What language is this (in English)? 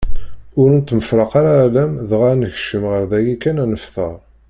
Kabyle